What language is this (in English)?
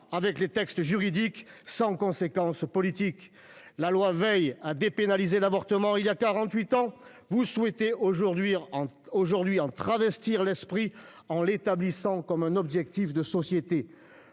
French